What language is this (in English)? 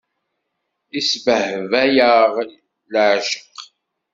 Kabyle